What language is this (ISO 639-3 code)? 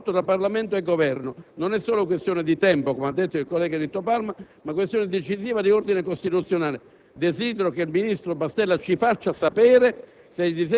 ita